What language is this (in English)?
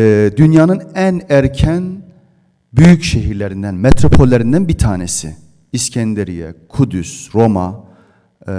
Turkish